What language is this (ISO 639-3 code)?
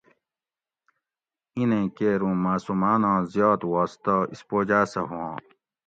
gwc